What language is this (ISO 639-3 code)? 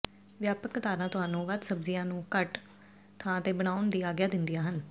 pan